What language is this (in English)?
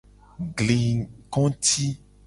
Gen